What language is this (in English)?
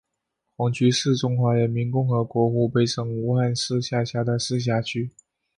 Chinese